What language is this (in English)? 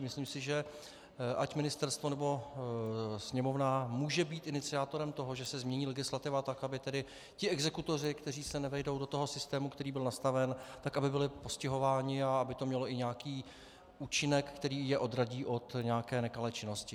Czech